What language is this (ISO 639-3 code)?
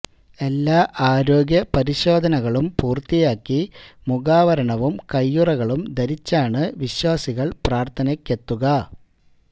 mal